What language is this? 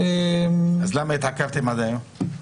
Hebrew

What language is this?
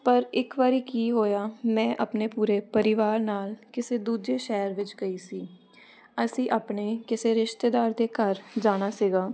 Punjabi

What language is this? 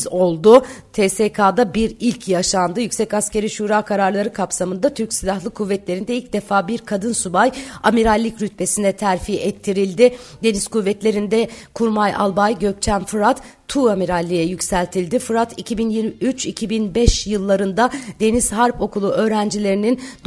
Turkish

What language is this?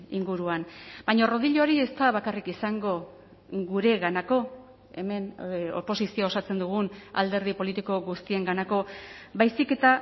Basque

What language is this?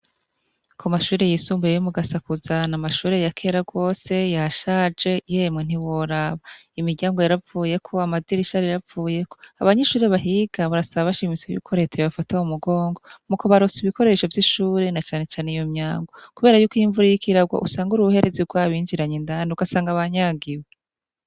Rundi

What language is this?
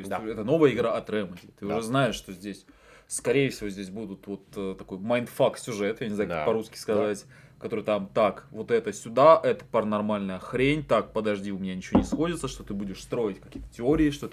Russian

